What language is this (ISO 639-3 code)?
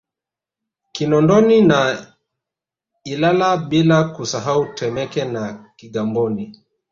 swa